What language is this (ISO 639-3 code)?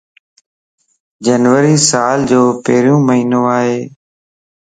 lss